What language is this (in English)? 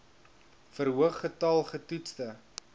Afrikaans